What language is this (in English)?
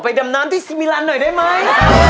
Thai